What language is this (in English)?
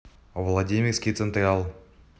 Russian